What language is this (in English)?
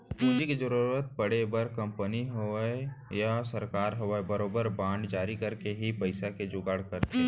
Chhattisgarhi